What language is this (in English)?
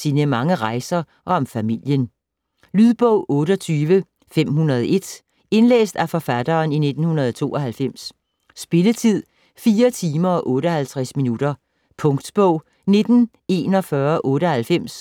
Danish